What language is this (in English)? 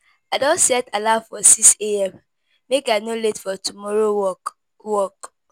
Nigerian Pidgin